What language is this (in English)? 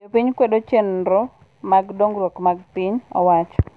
Luo (Kenya and Tanzania)